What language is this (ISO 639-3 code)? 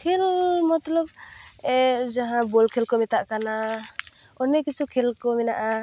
sat